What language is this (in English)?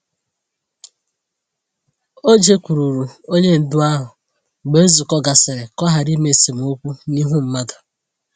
Igbo